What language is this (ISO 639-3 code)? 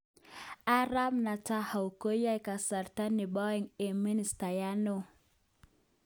kln